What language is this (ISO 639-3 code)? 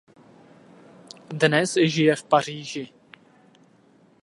ces